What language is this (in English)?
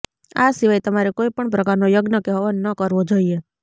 Gujarati